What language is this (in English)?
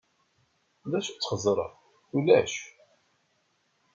Kabyle